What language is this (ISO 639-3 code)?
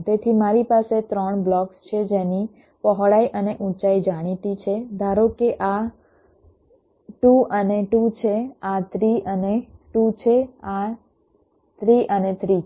guj